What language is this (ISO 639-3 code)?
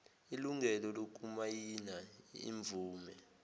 zul